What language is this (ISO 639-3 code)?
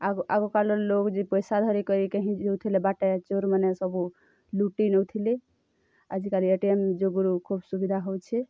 ori